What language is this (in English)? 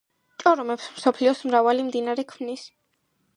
Georgian